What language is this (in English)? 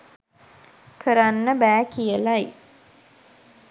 Sinhala